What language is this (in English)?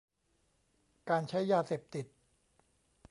Thai